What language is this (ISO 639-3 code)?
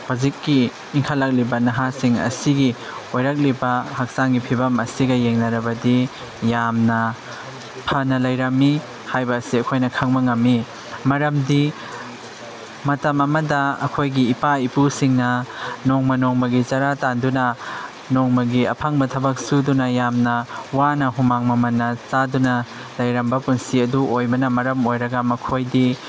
mni